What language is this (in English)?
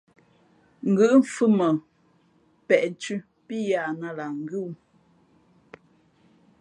Fe'fe'